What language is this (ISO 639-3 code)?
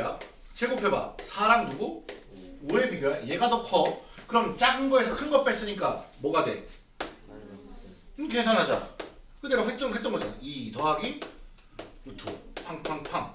kor